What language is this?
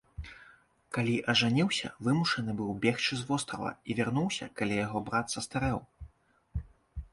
Belarusian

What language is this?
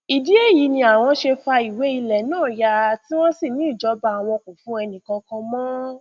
Yoruba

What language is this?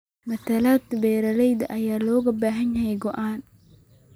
Somali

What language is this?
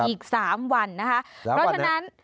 Thai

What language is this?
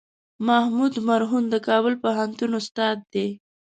Pashto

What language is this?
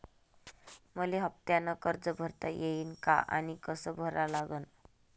Marathi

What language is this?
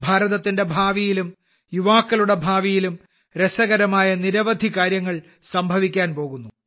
Malayalam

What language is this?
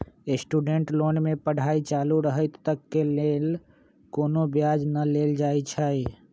Magahi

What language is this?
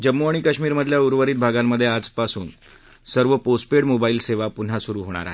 Marathi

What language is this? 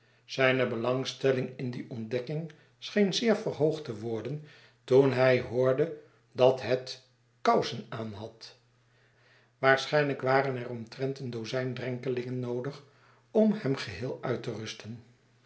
Dutch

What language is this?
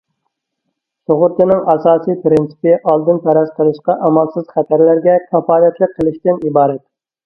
Uyghur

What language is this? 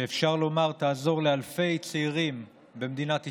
Hebrew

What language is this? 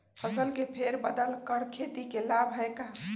Magahi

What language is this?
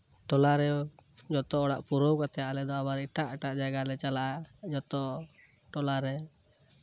Santali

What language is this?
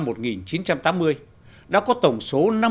Vietnamese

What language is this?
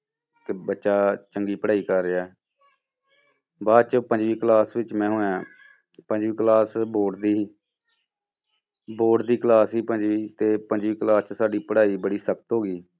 Punjabi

